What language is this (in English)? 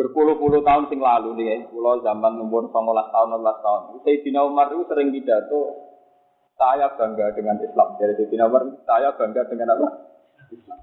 Malay